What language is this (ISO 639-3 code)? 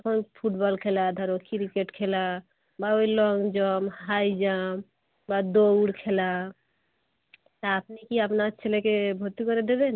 ben